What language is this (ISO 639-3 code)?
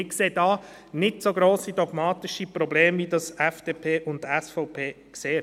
gsw